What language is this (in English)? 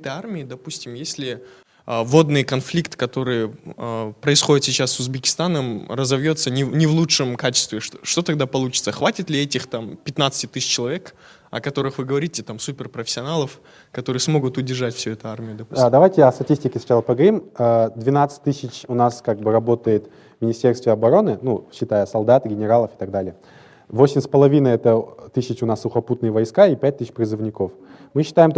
Russian